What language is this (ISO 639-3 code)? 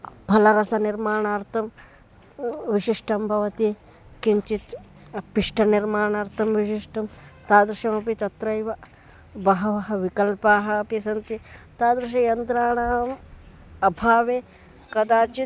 san